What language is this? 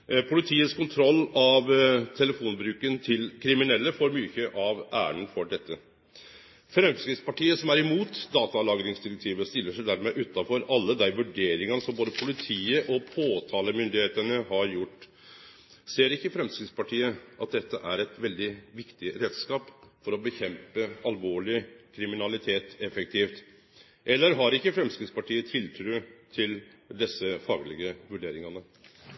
Norwegian Nynorsk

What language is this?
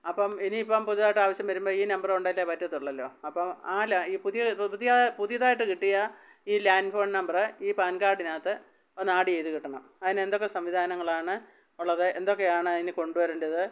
Malayalam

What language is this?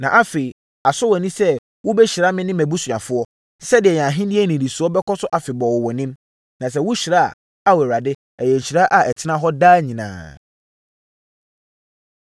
Akan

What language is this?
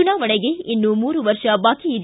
Kannada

